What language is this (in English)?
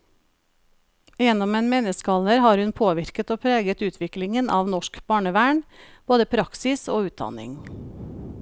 Norwegian